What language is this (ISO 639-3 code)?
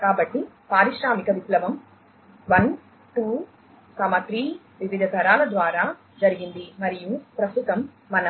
tel